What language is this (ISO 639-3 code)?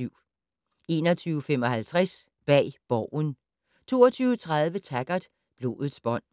dan